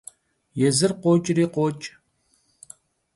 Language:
Kabardian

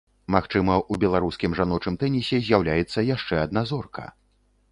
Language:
Belarusian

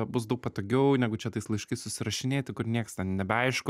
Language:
Lithuanian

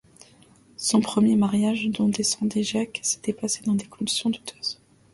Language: French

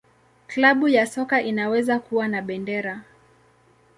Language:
Swahili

